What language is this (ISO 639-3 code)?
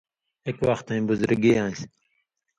mvy